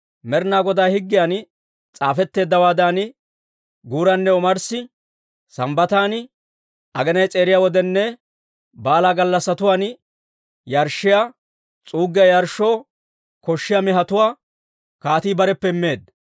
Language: Dawro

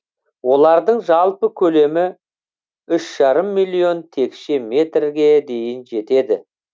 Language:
Kazakh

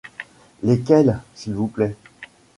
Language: French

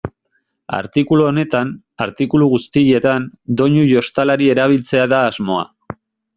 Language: Basque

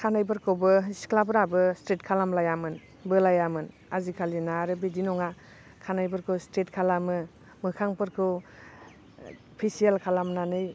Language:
Bodo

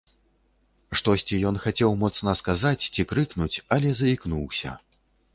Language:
Belarusian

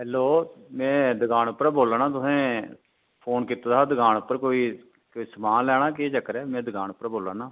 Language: Dogri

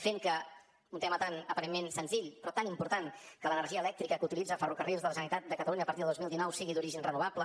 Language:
Catalan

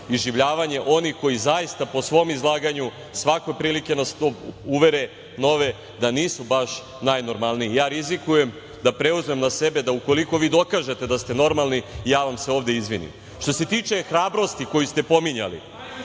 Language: Serbian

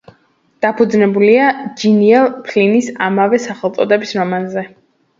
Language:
Georgian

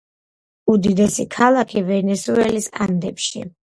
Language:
Georgian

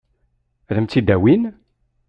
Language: Kabyle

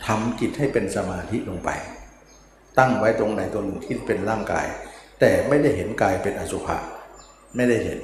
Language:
Thai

